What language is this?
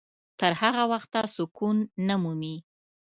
Pashto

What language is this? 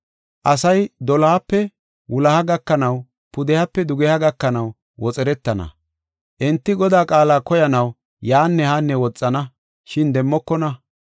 Gofa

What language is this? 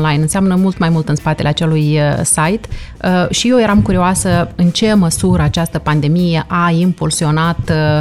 Romanian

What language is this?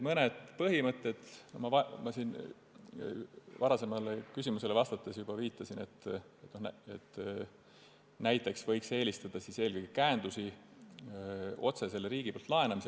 Estonian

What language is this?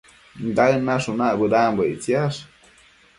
Matsés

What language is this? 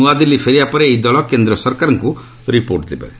Odia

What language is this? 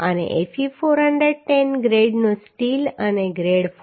Gujarati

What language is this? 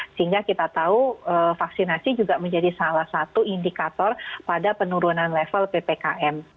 Indonesian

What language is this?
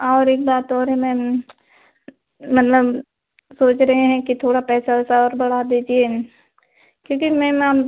Hindi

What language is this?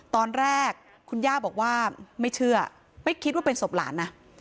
Thai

